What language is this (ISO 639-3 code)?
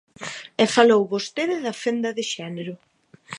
glg